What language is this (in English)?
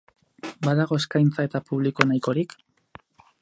Basque